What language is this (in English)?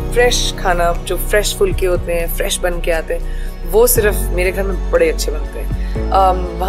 Hindi